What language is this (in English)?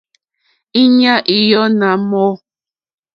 Mokpwe